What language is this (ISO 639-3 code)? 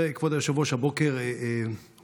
heb